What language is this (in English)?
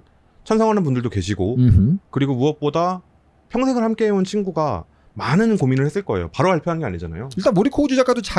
Korean